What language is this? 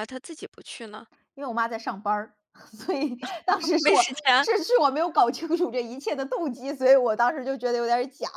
Chinese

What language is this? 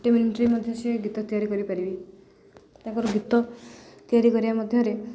Odia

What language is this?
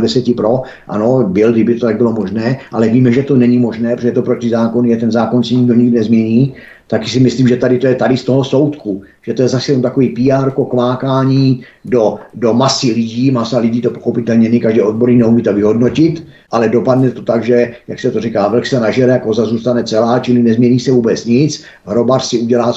Czech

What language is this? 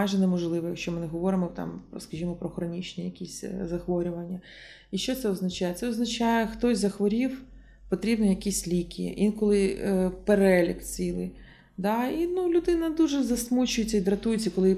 Ukrainian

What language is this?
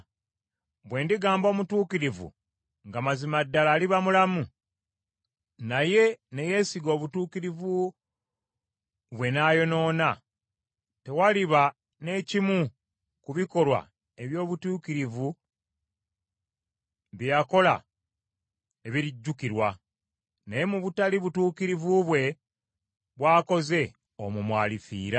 Ganda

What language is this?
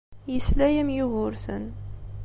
Kabyle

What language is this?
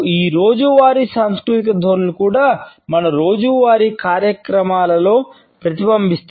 Telugu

